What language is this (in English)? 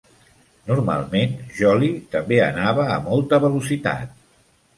Catalan